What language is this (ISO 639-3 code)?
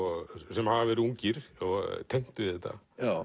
isl